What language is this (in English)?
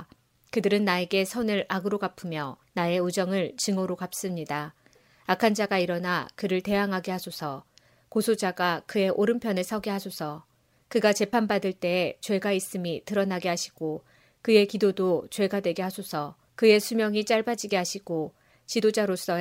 Korean